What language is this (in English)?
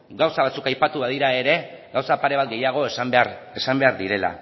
Basque